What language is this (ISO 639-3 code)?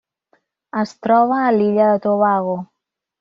cat